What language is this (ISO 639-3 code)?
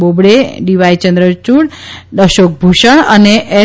guj